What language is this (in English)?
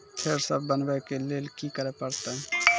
Maithili